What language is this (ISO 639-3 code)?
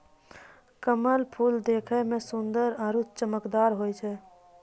mai